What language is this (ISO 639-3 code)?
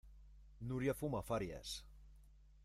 spa